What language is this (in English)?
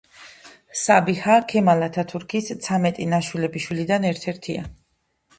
Georgian